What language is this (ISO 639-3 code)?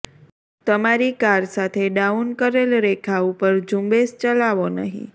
guj